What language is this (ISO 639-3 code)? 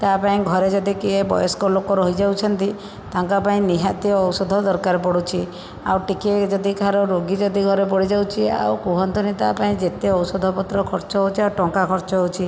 ori